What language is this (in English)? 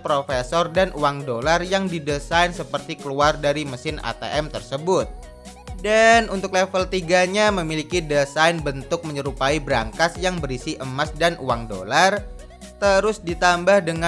Indonesian